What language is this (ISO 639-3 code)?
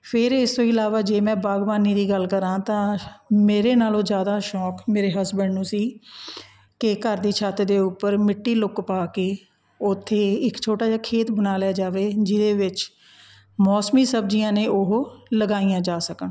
pan